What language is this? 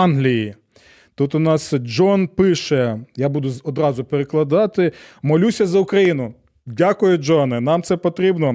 Ukrainian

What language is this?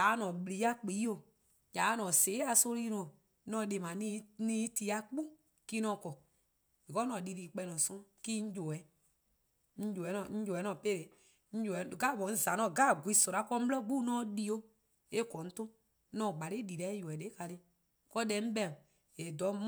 Eastern Krahn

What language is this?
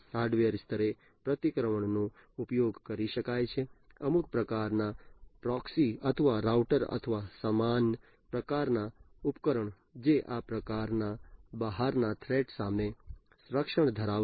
Gujarati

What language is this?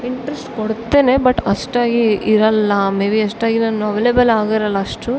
Kannada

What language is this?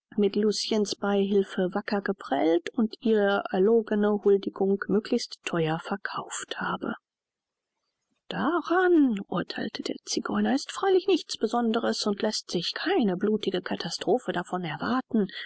German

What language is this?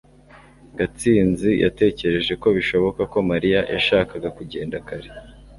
Kinyarwanda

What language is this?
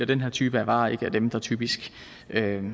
Danish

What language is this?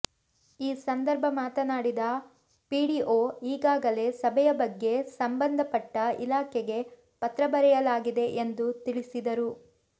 Kannada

